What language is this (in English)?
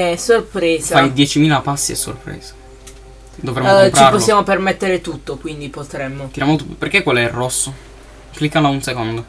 Italian